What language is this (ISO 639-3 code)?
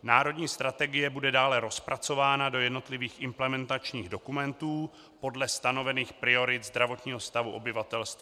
ces